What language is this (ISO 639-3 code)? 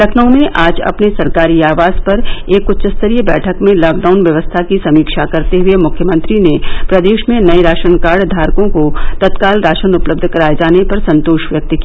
hin